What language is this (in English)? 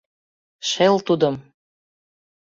Mari